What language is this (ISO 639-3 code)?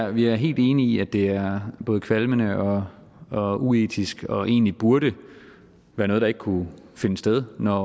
dan